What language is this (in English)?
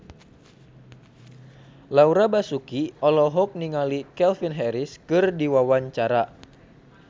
Sundanese